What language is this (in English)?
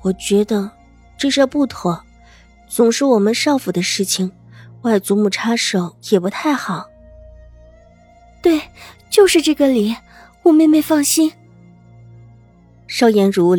Chinese